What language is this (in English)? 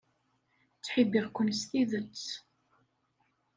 Kabyle